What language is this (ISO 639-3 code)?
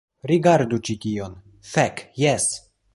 epo